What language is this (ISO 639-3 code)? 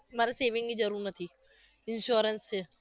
guj